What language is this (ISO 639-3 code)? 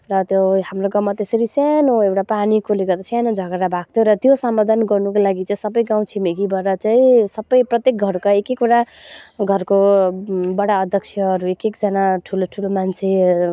nep